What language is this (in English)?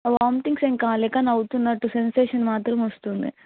Telugu